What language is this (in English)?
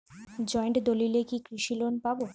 Bangla